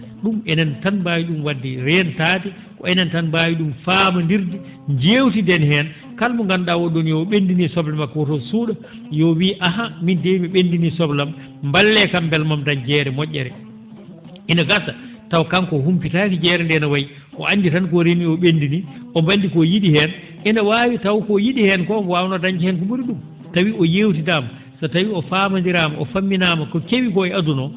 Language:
Fula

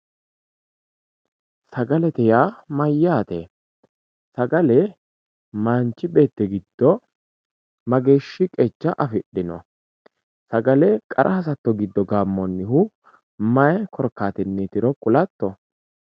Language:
Sidamo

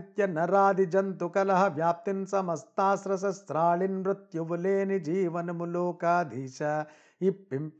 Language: Telugu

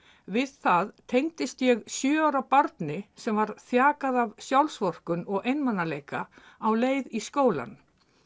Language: Icelandic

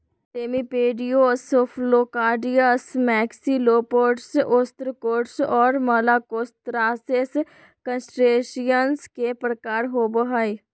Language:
Magahi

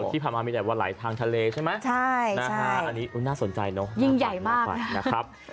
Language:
Thai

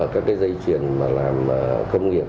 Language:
Vietnamese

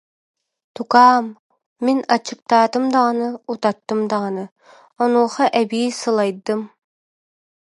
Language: Yakut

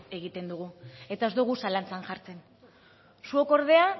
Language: Basque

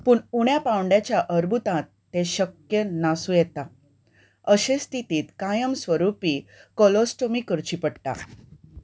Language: Konkani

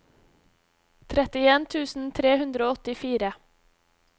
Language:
Norwegian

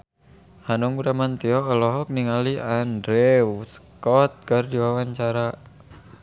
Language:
Sundanese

